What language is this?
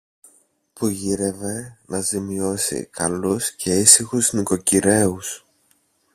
Greek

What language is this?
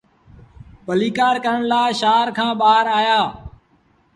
Sindhi Bhil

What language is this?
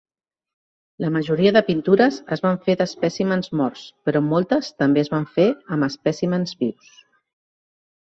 Catalan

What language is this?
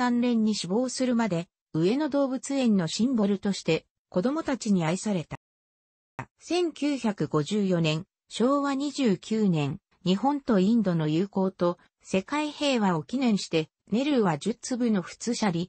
Japanese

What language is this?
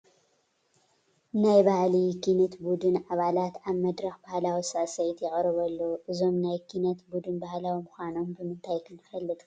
Tigrinya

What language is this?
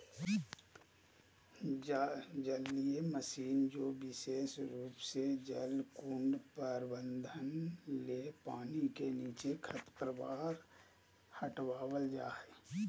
Magahi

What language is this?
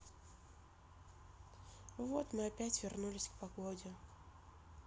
Russian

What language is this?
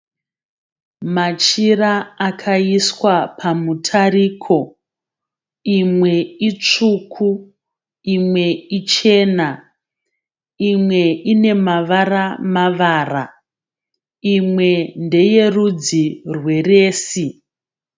Shona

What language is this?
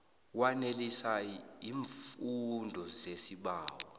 South Ndebele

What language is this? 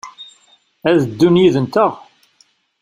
Kabyle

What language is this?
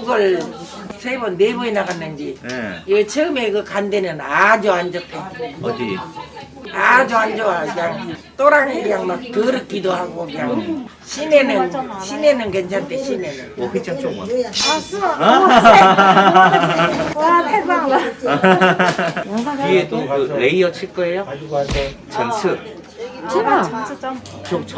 Korean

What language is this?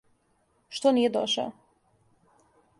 Serbian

